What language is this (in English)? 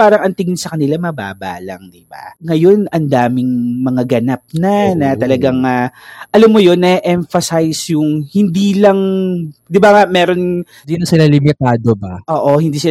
Filipino